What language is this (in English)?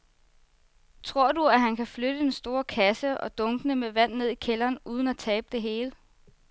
Danish